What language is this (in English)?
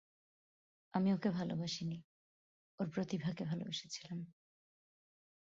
Bangla